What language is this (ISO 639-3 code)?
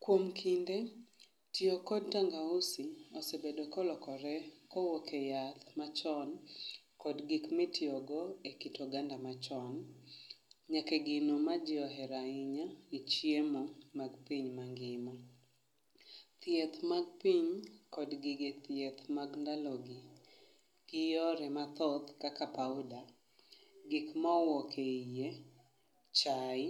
luo